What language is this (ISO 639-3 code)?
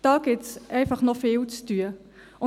gsw